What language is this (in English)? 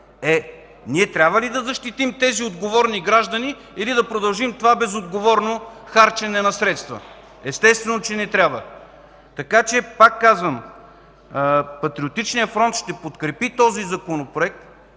Bulgarian